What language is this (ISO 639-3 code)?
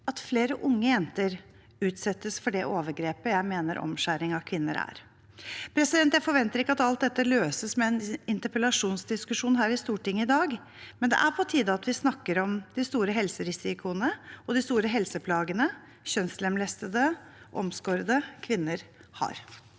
nor